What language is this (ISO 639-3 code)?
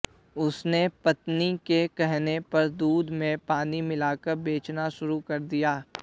hin